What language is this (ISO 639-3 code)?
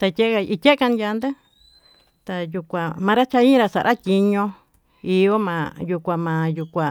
mtu